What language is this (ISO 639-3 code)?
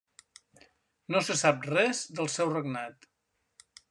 cat